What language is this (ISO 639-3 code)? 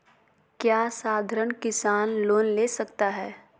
mag